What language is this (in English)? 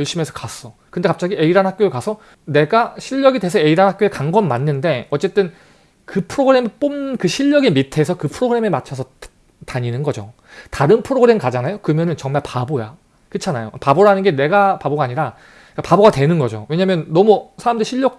Korean